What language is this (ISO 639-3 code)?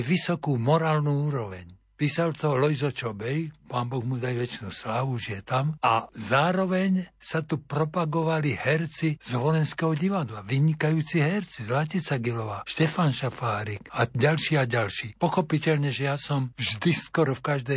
slk